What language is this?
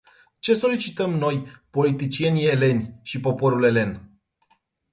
Romanian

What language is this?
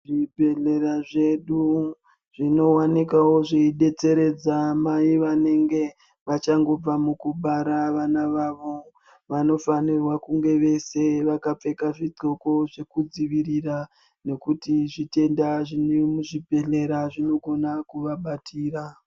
Ndau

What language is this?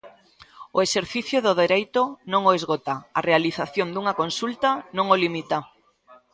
Galician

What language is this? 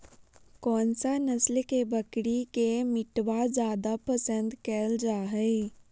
Magahi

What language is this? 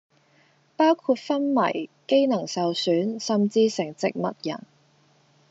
Cantonese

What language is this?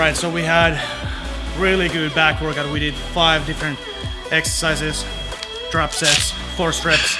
English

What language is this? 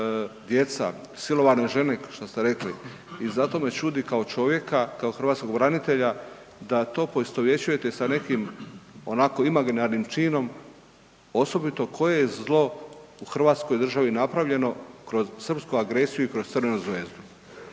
Croatian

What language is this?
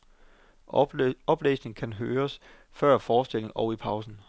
Danish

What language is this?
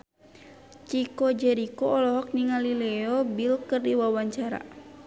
Sundanese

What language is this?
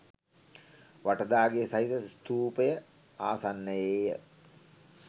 Sinhala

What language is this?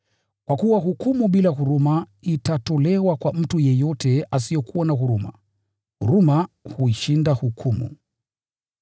Swahili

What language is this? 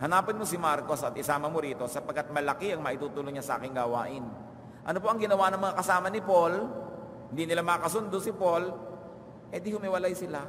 Filipino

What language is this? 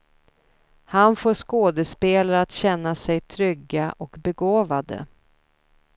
Swedish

